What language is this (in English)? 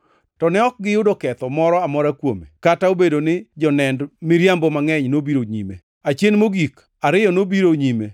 Luo (Kenya and Tanzania)